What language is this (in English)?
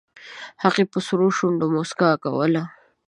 Pashto